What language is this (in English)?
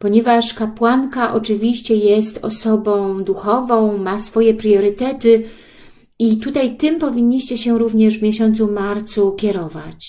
Polish